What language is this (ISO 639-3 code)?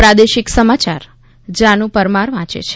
guj